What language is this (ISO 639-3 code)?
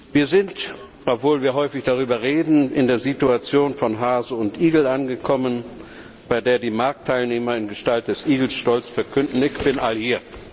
deu